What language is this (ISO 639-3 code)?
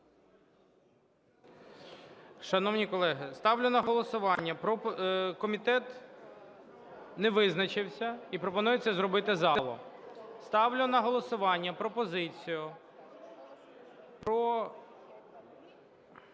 ukr